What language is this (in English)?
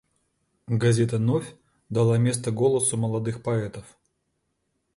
Russian